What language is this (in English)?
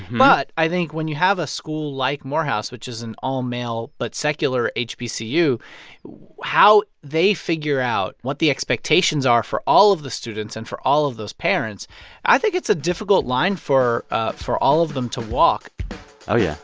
English